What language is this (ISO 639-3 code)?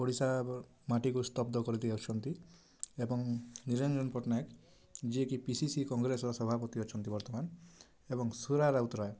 ori